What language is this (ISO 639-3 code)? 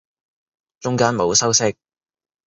yue